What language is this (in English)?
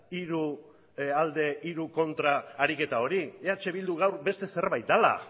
Basque